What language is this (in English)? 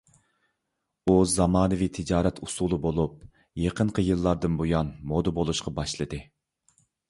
Uyghur